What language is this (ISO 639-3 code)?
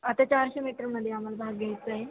mar